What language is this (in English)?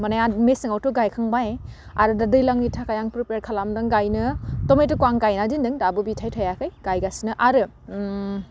Bodo